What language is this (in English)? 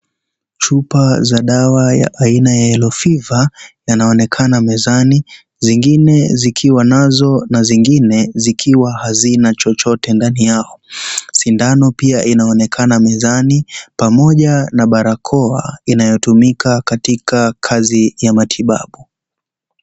Swahili